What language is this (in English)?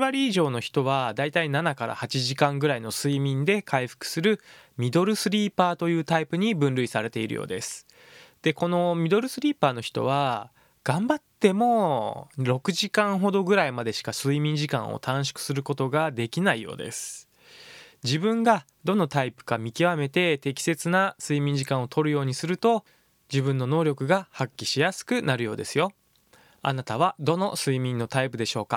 Japanese